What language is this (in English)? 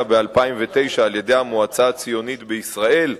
Hebrew